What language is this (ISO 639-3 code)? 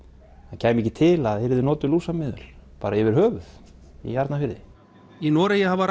isl